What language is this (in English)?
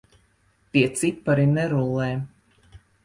Latvian